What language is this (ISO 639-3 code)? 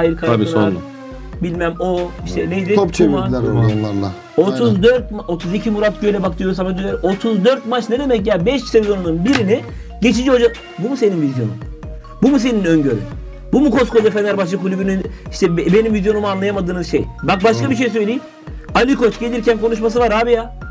tur